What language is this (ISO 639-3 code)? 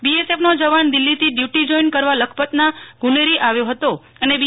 guj